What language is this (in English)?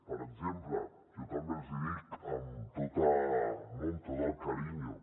Catalan